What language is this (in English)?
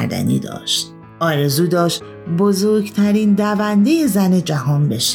Persian